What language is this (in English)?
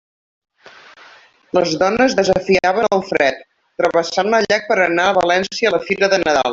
Catalan